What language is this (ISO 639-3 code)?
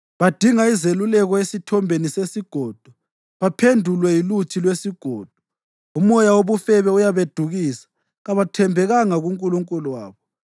nde